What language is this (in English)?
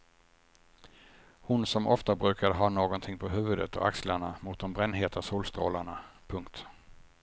Swedish